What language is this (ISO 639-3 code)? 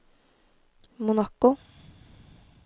nor